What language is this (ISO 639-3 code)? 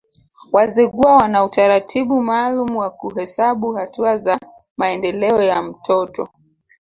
swa